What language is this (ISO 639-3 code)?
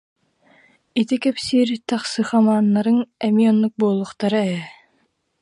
sah